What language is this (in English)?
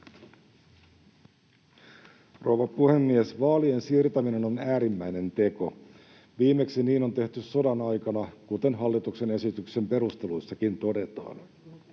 Finnish